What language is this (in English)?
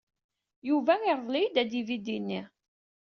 Kabyle